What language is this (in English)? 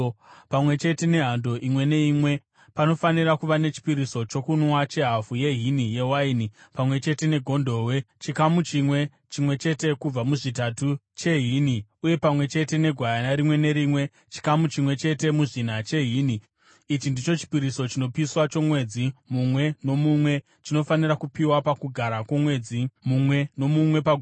Shona